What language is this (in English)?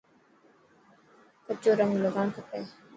Dhatki